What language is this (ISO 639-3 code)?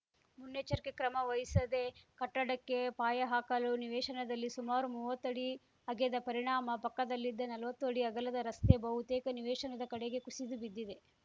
kan